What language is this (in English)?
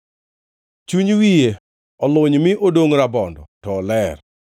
Luo (Kenya and Tanzania)